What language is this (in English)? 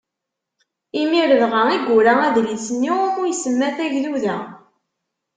Kabyle